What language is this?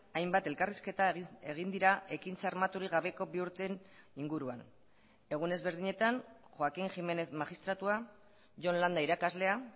Basque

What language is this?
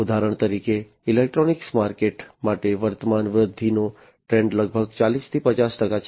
Gujarati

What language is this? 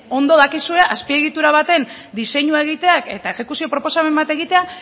Basque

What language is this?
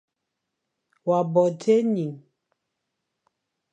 Fang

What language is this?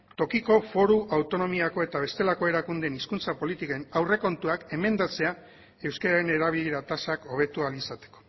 Basque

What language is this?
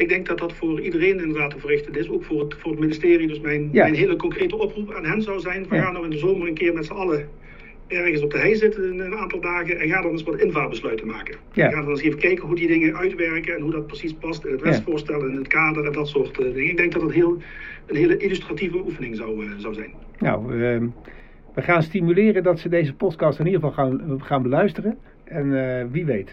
Dutch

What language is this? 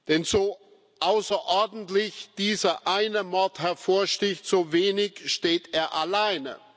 German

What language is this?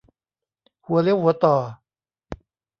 Thai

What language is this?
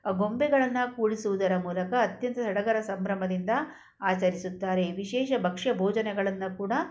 Kannada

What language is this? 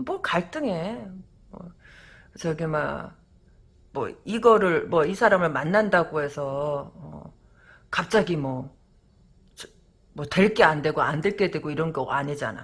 Korean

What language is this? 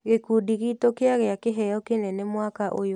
Kikuyu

